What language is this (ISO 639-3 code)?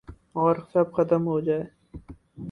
urd